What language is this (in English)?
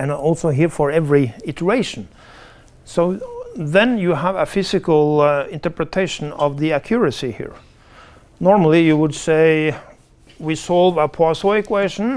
English